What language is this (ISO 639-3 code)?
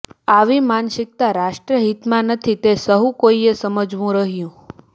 guj